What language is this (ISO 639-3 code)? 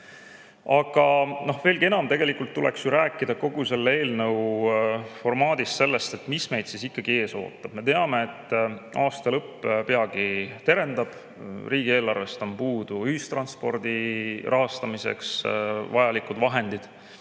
est